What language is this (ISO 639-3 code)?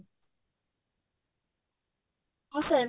ori